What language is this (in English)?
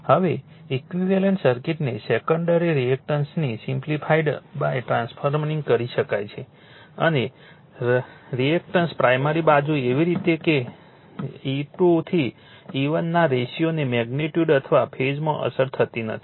Gujarati